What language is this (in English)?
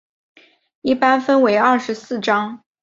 Chinese